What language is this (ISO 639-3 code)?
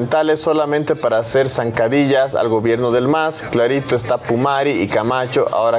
spa